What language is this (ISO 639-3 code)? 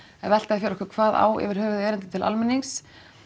isl